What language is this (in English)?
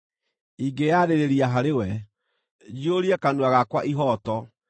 Kikuyu